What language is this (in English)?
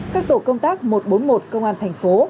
Vietnamese